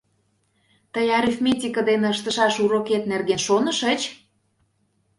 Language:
Mari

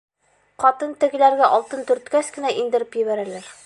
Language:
Bashkir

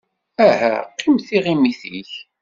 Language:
Kabyle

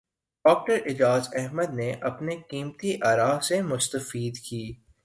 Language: Urdu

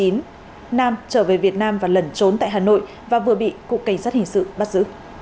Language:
Vietnamese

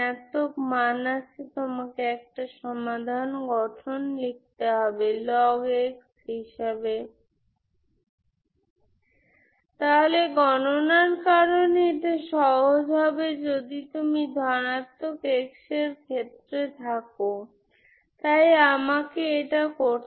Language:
Bangla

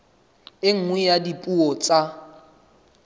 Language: Southern Sotho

